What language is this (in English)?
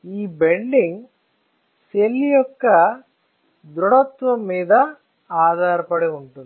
Telugu